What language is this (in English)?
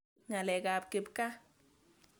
Kalenjin